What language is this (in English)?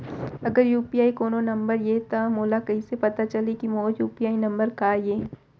Chhattisgarhi